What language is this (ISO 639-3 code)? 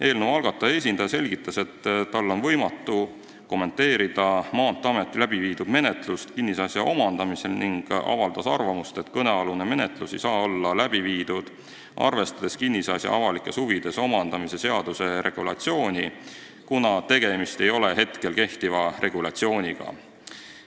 est